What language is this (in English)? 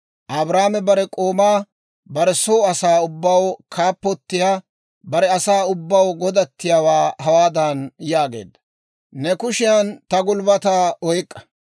Dawro